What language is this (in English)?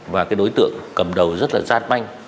Vietnamese